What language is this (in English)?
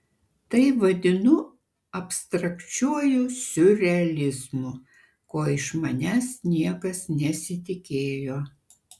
Lithuanian